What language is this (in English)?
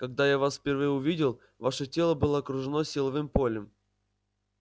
Russian